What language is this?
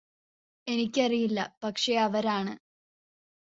Malayalam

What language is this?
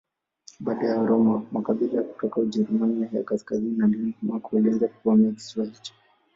Swahili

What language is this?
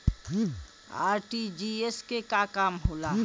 Bhojpuri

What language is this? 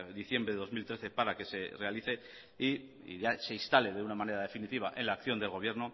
Spanish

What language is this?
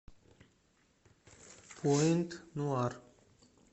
Russian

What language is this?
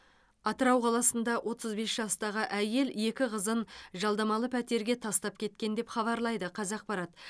Kazakh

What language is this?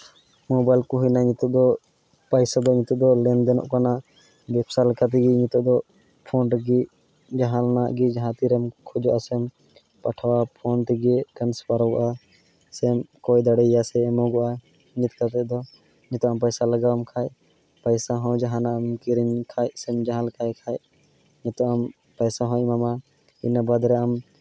Santali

